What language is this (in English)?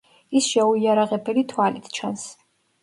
Georgian